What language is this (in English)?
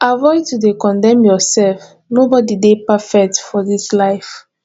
Nigerian Pidgin